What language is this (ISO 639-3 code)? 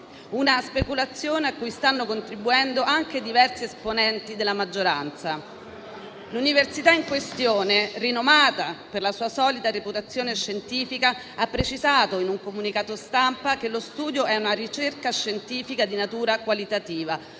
ita